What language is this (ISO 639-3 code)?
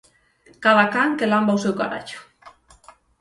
glg